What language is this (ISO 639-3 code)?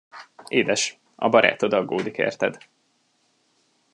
hun